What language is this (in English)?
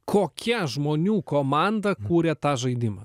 Lithuanian